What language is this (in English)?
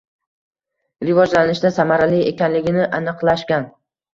Uzbek